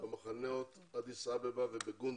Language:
Hebrew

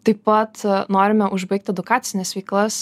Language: Lithuanian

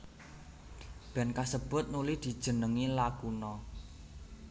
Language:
Javanese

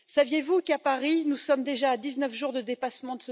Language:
French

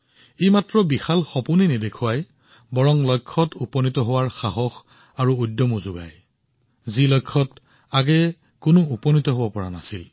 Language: Assamese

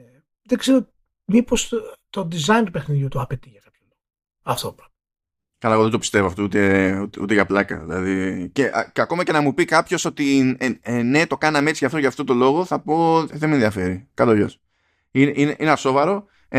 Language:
Greek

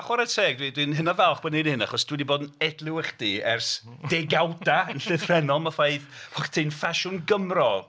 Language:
Welsh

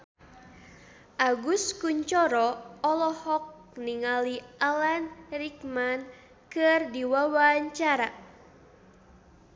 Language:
Sundanese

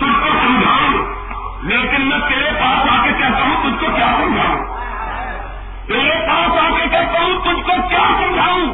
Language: Urdu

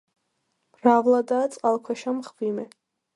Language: Georgian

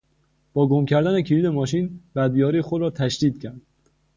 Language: Persian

